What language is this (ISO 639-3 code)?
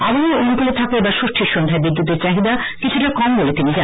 ben